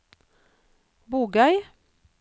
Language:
Norwegian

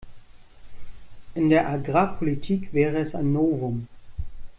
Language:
German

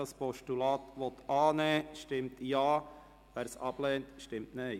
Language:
Swiss German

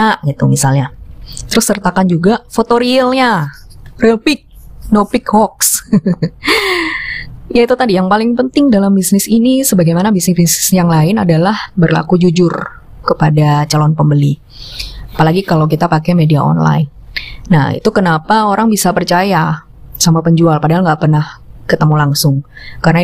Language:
Indonesian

